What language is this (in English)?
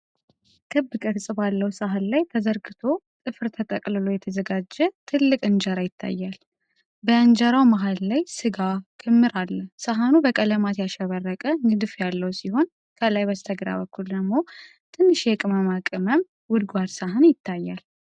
Amharic